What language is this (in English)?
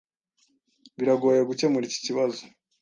Kinyarwanda